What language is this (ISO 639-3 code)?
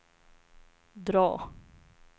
swe